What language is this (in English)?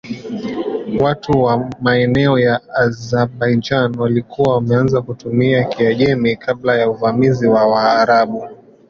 Swahili